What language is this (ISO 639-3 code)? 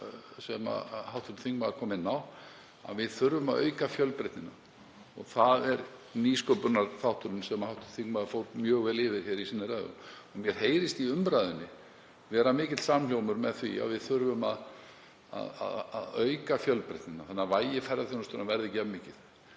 isl